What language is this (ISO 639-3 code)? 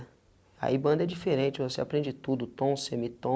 por